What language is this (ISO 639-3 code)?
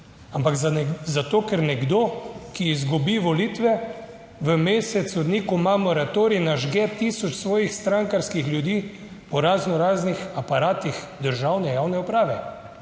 slv